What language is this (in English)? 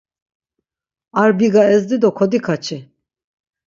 Laz